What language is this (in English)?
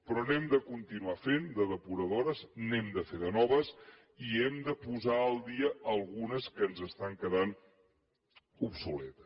Catalan